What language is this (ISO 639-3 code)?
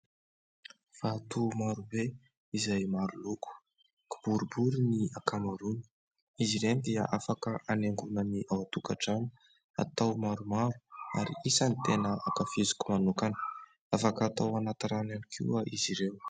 mlg